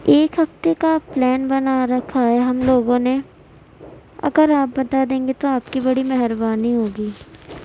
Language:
Urdu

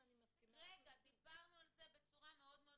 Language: Hebrew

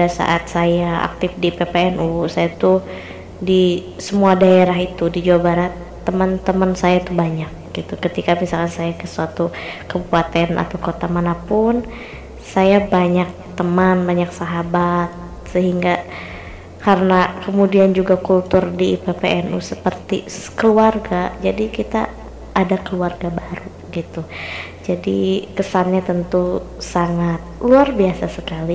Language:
Indonesian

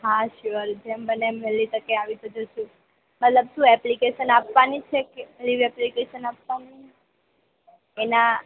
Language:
Gujarati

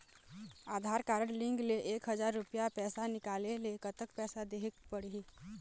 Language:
Chhattisgarhi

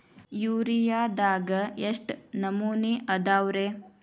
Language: Kannada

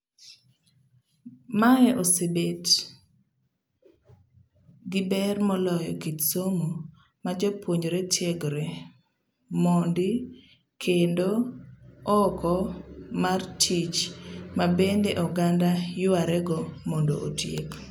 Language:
Luo (Kenya and Tanzania)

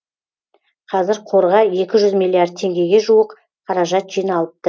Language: Kazakh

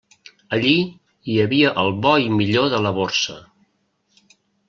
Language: Catalan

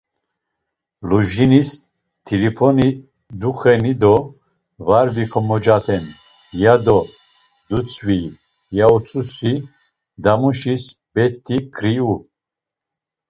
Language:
Laz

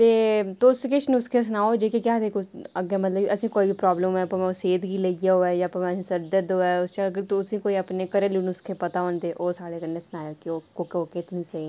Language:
Dogri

